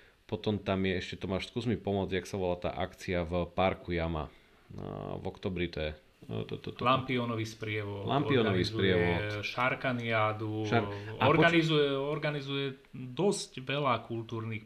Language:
Slovak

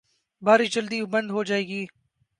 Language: Urdu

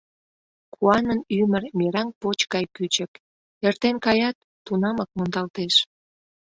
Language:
Mari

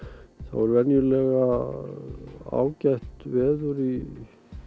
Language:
Icelandic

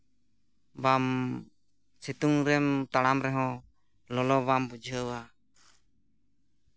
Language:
Santali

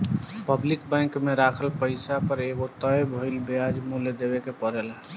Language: Bhojpuri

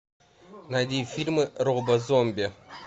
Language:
Russian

